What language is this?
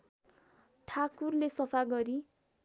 Nepali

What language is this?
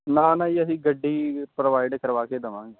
Punjabi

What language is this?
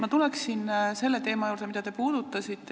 Estonian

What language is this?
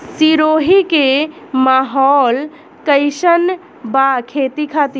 Bhojpuri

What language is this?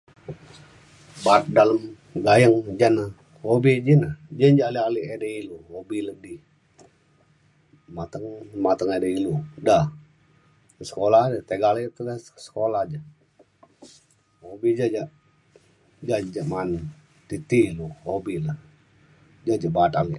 Mainstream Kenyah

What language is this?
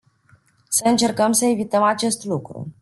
Romanian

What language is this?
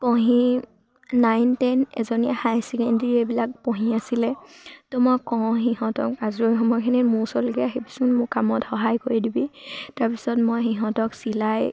Assamese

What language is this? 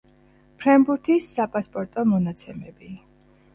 Georgian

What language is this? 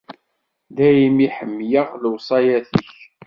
Kabyle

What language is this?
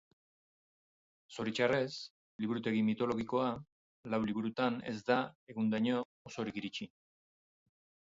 Basque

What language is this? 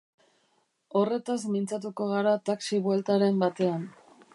Basque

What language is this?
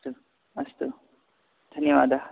Sanskrit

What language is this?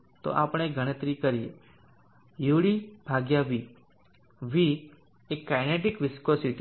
Gujarati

